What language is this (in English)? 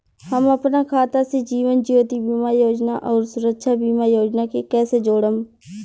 Bhojpuri